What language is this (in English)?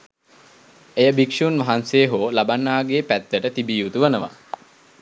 Sinhala